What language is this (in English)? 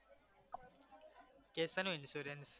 Gujarati